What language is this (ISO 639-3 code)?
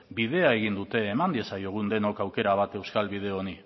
eus